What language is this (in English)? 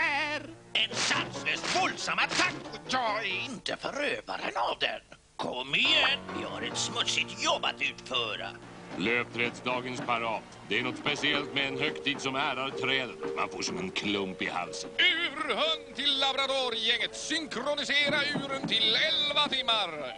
Swedish